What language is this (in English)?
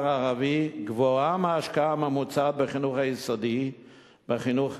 Hebrew